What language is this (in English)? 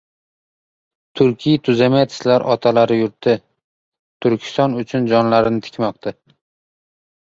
Uzbek